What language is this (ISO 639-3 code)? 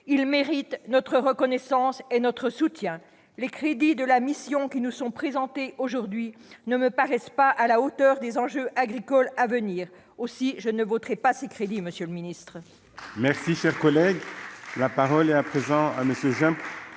fra